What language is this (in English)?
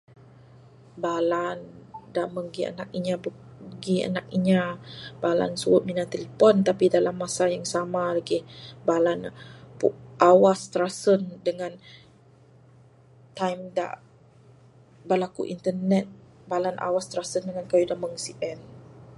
Bukar-Sadung Bidayuh